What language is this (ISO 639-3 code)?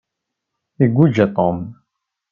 kab